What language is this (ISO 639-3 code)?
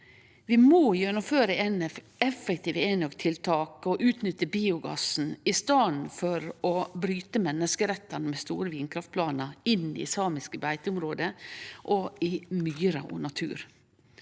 nor